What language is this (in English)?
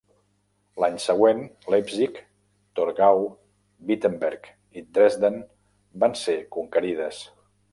Catalan